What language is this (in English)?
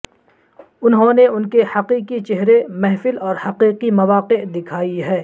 Urdu